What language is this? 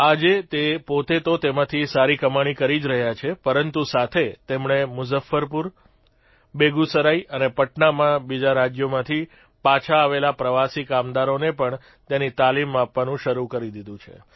Gujarati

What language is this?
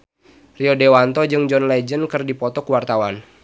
Sundanese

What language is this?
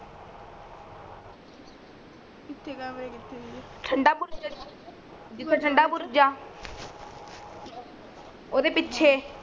Punjabi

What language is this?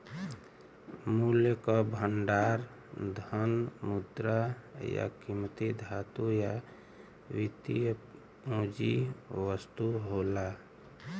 Bhojpuri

